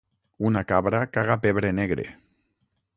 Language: Catalan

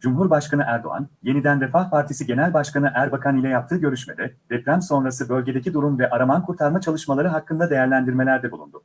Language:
Turkish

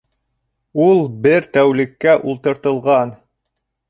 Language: Bashkir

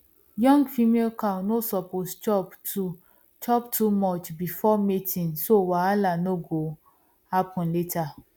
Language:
Nigerian Pidgin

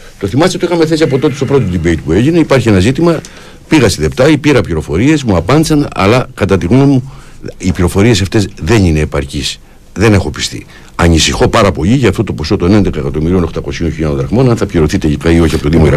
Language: Greek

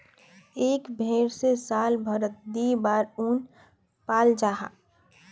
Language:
Magahi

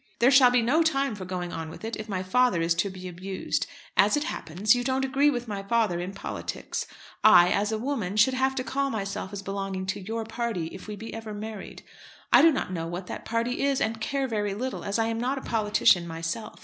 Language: English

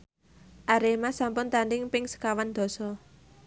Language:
Javanese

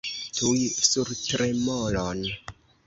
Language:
Esperanto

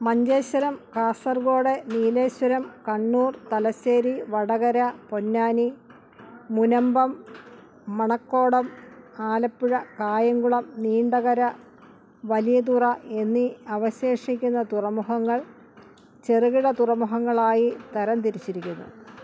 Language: Malayalam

